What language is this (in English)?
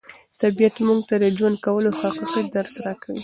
Pashto